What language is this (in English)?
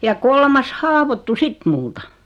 Finnish